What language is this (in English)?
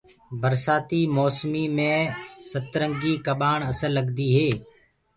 Gurgula